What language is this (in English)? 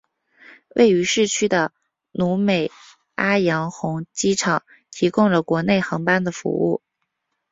Chinese